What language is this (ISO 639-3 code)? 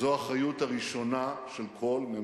heb